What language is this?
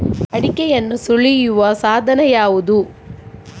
Kannada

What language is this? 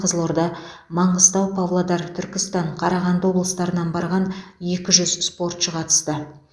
Kazakh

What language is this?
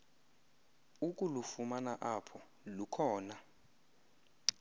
Xhosa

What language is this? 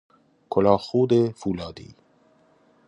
Persian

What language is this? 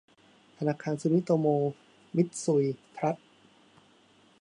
Thai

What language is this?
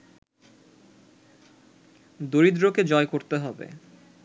Bangla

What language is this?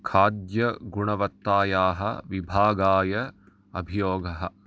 Sanskrit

